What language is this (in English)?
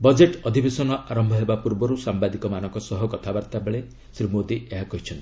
Odia